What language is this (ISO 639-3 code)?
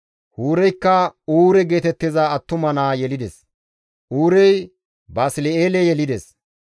gmv